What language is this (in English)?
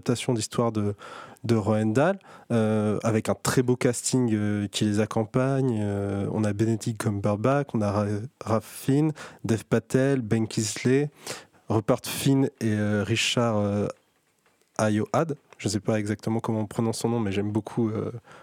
French